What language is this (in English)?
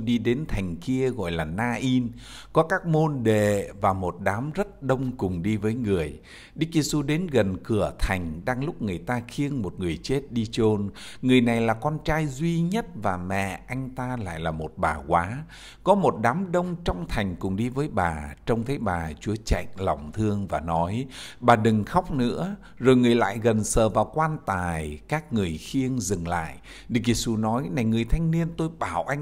Vietnamese